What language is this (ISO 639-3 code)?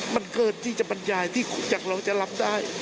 tha